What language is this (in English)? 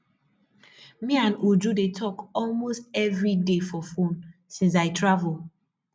Nigerian Pidgin